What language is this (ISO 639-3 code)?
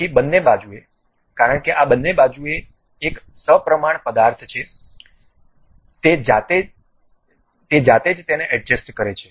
guj